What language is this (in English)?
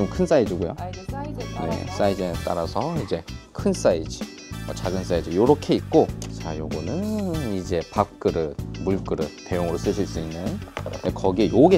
Korean